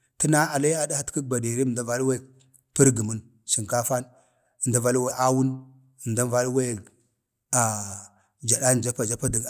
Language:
Bade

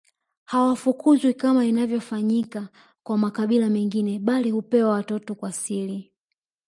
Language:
Swahili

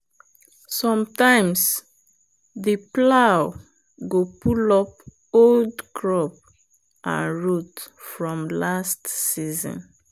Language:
Nigerian Pidgin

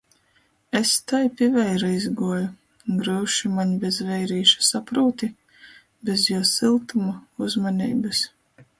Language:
Latgalian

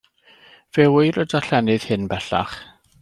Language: Welsh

